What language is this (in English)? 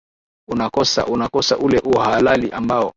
Swahili